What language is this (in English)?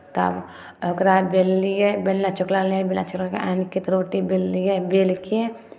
Maithili